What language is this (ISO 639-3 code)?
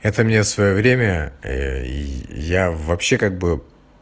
rus